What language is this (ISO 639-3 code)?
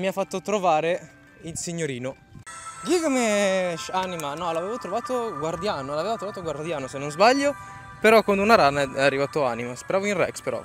ita